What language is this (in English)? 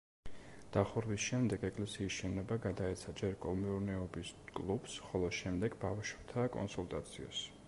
Georgian